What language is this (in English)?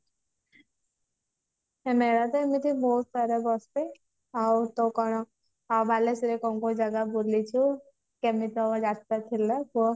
Odia